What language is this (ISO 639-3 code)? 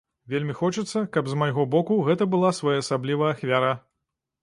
bel